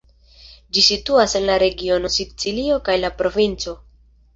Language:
Esperanto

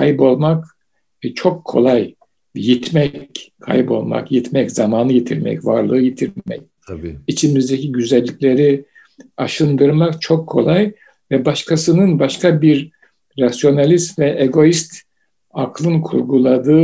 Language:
Turkish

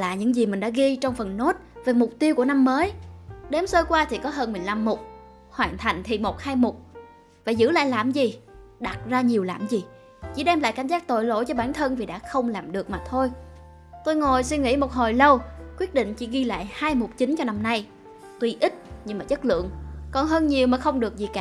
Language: Vietnamese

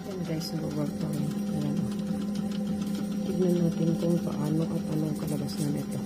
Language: Filipino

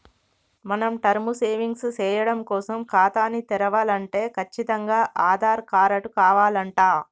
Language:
Telugu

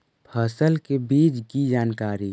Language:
Magahi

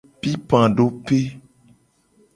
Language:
Gen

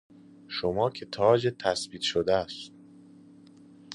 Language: Persian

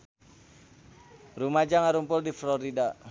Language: Sundanese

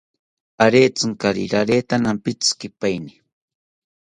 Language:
South Ucayali Ashéninka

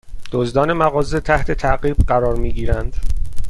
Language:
Persian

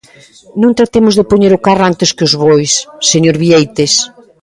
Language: Galician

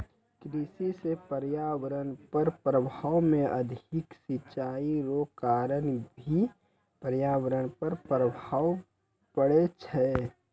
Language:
Maithili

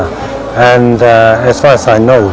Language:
Indonesian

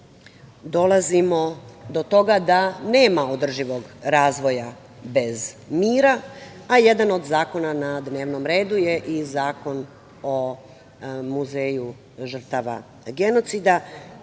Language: Serbian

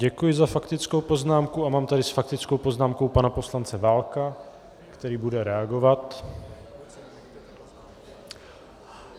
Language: Czech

